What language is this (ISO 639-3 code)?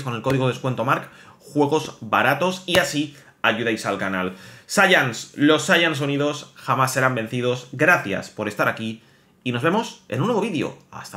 spa